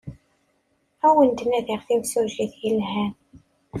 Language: Kabyle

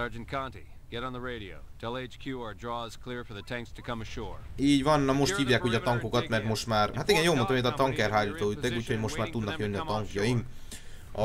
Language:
Hungarian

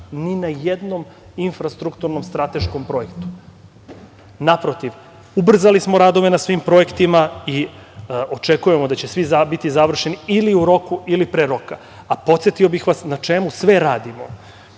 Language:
Serbian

